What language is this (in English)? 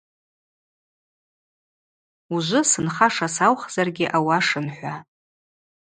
Abaza